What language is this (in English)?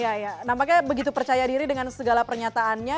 Indonesian